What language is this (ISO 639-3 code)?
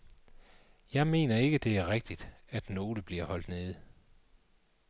dan